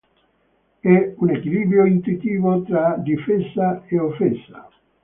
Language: Italian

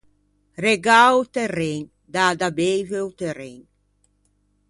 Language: Ligurian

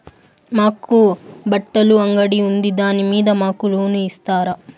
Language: Telugu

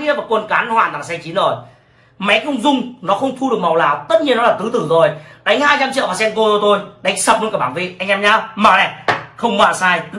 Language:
Vietnamese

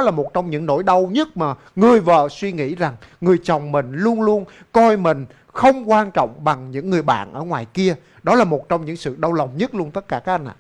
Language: Vietnamese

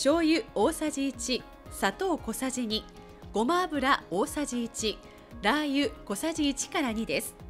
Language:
Japanese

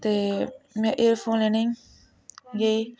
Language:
Dogri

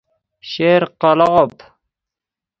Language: Persian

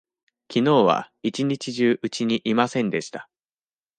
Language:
Japanese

